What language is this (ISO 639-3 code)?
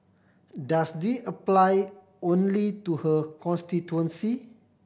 eng